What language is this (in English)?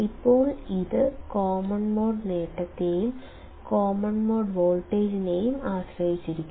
Malayalam